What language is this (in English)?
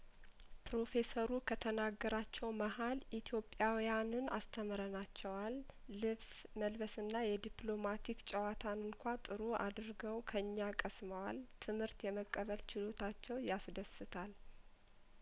Amharic